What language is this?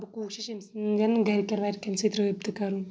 Kashmiri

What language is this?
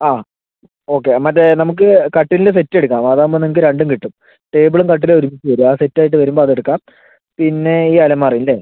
Malayalam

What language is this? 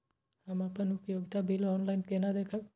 Maithili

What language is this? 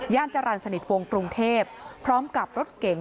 Thai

